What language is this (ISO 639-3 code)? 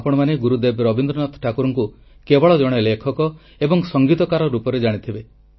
ori